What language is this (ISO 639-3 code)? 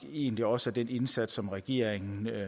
dan